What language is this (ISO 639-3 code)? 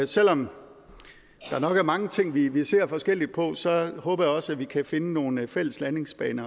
dan